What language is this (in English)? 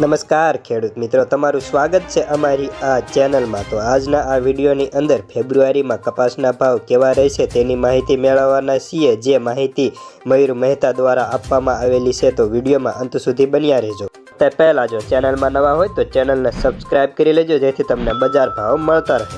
Hindi